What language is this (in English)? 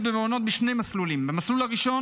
Hebrew